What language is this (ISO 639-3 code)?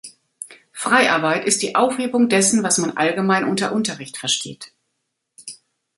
deu